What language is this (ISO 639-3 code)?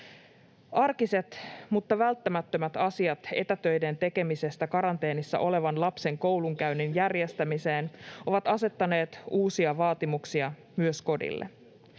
fin